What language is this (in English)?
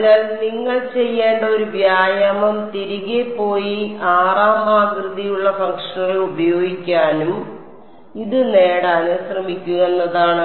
Malayalam